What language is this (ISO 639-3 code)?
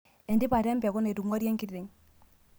mas